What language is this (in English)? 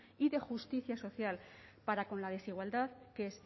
Spanish